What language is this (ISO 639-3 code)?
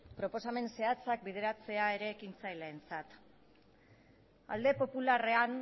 eus